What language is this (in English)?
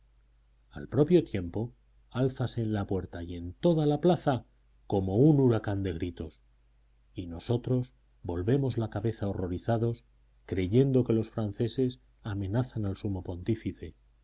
Spanish